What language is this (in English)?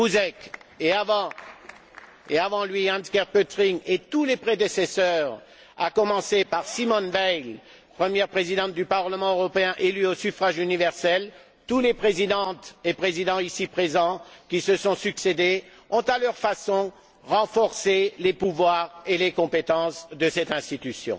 French